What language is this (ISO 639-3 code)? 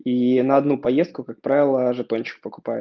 rus